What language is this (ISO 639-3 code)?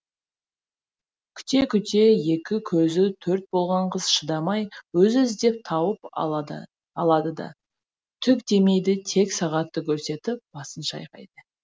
kaz